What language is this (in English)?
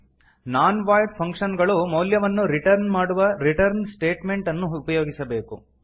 Kannada